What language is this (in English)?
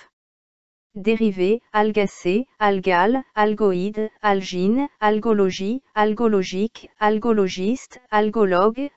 French